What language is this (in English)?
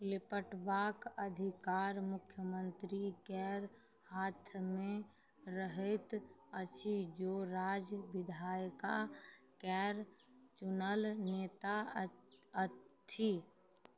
Maithili